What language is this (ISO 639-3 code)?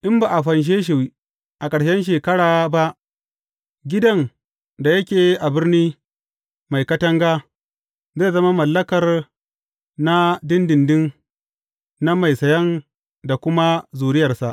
hau